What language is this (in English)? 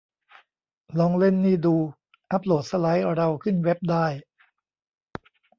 Thai